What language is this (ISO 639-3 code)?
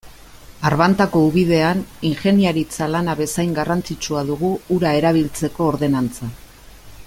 eus